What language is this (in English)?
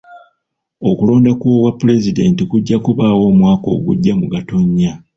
Ganda